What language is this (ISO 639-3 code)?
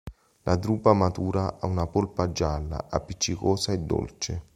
ita